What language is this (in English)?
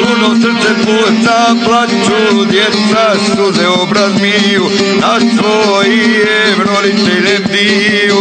Romanian